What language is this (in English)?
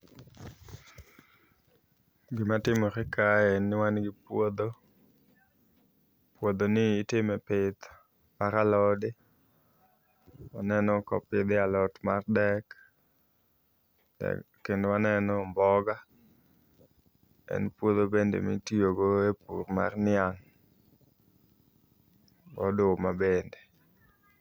Luo (Kenya and Tanzania)